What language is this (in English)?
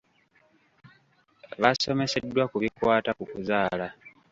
Ganda